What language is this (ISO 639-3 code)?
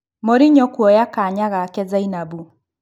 kik